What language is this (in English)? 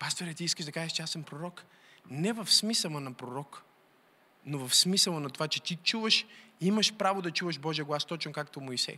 Bulgarian